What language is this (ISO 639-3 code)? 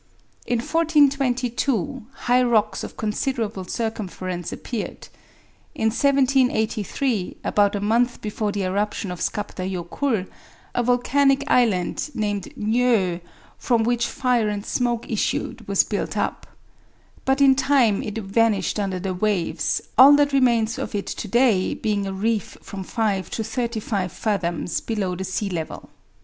eng